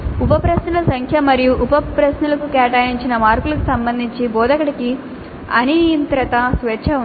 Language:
Telugu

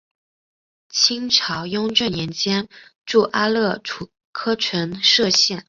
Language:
Chinese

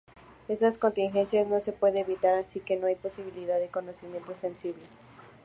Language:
Spanish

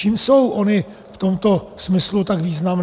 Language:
Czech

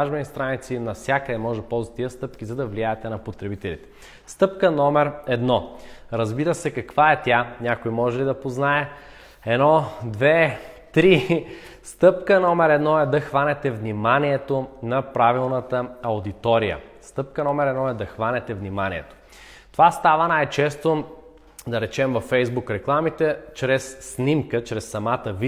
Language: Bulgarian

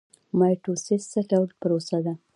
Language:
Pashto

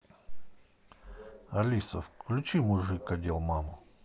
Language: Russian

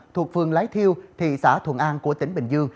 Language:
Vietnamese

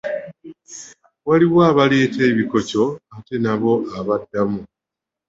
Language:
Ganda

